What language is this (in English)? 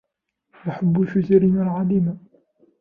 Arabic